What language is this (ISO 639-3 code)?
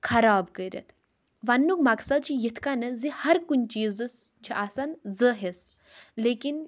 kas